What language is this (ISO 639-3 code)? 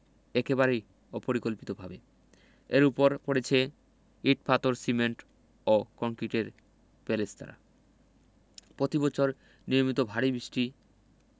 ben